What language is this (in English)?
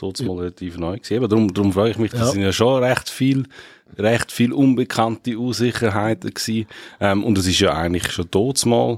German